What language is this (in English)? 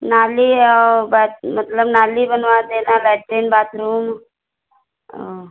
Hindi